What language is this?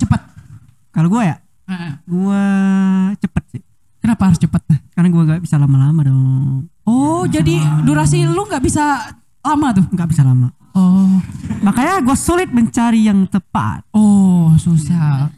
Indonesian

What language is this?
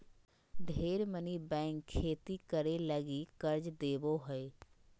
Magahi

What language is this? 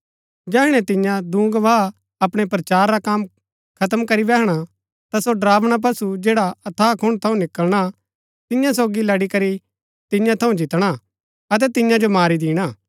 Gaddi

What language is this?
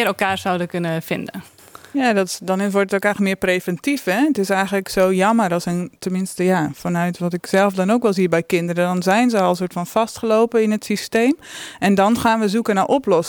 Dutch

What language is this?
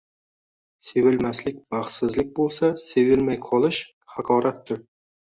Uzbek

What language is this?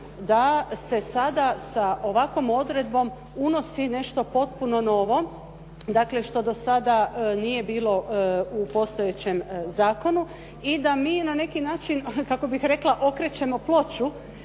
Croatian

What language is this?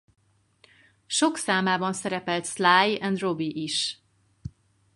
Hungarian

